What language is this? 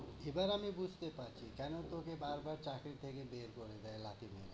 Bangla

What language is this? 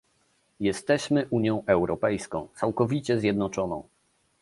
Polish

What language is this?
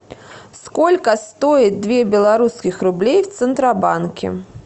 Russian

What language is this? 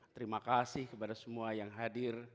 Indonesian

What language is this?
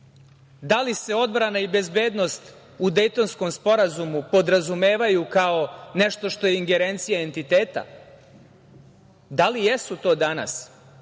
Serbian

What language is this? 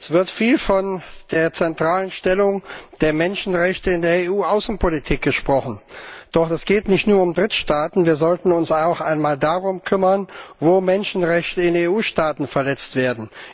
German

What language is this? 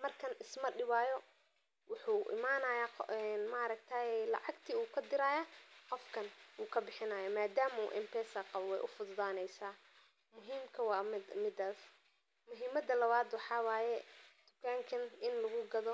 Somali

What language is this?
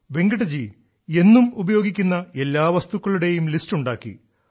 Malayalam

